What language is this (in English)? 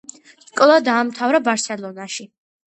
Georgian